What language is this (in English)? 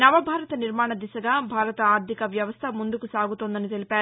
Telugu